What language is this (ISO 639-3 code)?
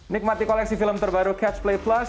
ind